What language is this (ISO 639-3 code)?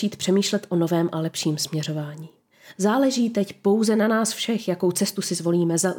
ces